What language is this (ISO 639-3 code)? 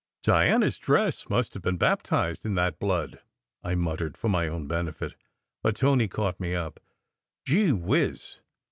eng